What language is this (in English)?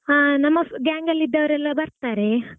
Kannada